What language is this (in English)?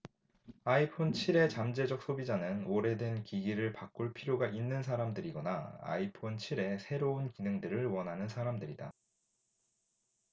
Korean